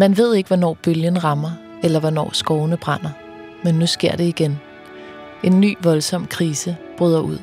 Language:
Danish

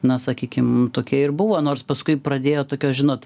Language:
Lithuanian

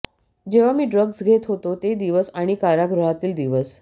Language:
Marathi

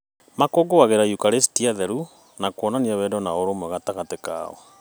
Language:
Kikuyu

